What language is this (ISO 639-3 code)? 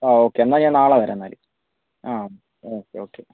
mal